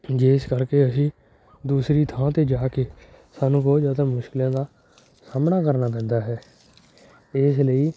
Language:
Punjabi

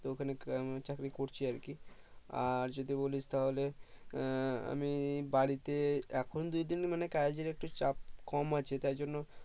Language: Bangla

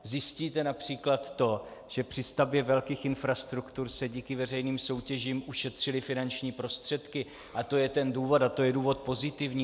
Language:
Czech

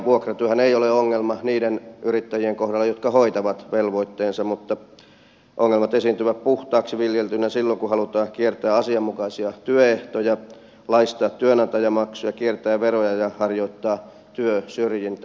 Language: Finnish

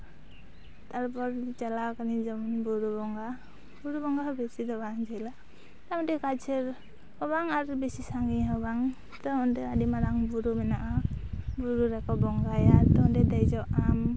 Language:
Santali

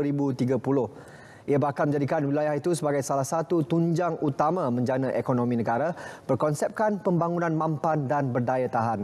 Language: Malay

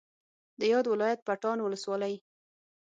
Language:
Pashto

